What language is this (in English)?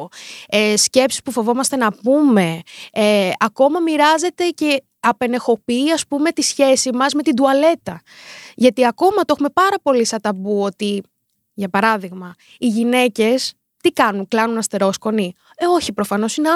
Greek